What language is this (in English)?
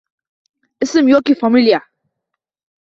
Uzbek